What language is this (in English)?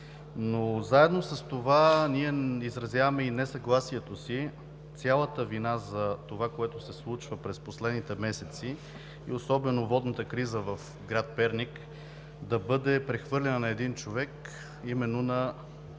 Bulgarian